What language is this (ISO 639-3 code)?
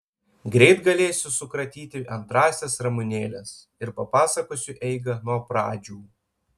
lit